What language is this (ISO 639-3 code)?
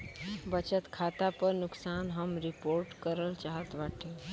bho